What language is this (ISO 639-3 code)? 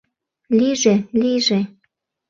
chm